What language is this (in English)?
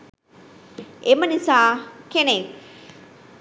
Sinhala